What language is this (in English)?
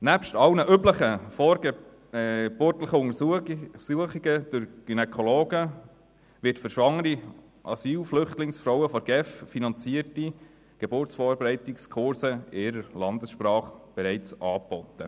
Swiss German